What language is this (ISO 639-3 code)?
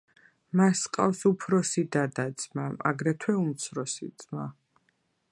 kat